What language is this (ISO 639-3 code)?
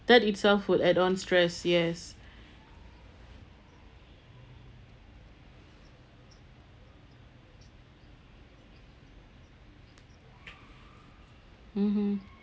eng